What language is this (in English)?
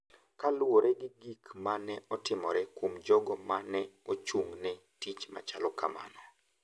Luo (Kenya and Tanzania)